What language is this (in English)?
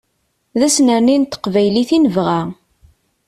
Kabyle